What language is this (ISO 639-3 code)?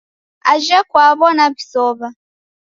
dav